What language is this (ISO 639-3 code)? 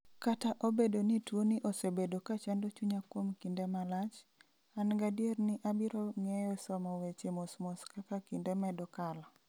luo